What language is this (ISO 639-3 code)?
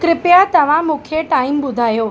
snd